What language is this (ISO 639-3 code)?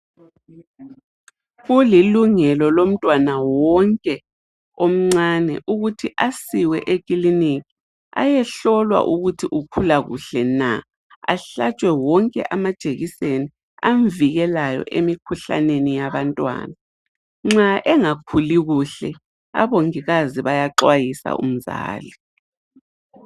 nde